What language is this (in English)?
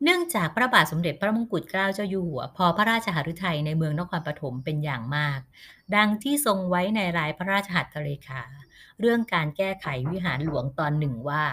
Thai